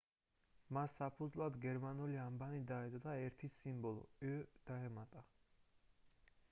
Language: Georgian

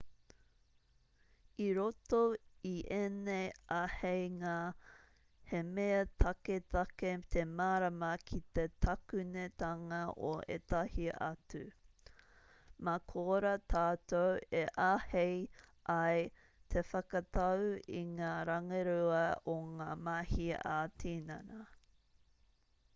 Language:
Māori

